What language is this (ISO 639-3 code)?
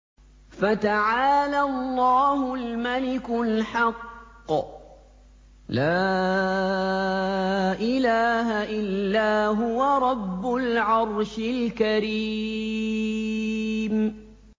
ara